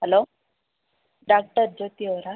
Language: Kannada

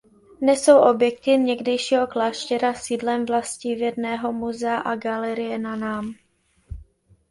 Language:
Czech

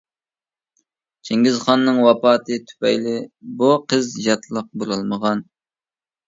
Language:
Uyghur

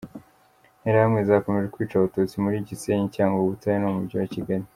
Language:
Kinyarwanda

